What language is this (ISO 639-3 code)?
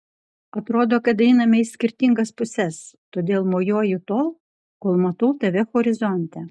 lit